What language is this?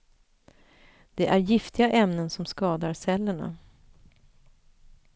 Swedish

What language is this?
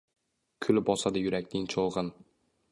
Uzbek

